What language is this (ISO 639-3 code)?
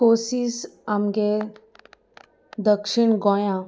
kok